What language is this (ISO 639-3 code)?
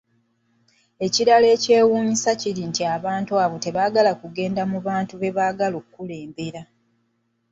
lug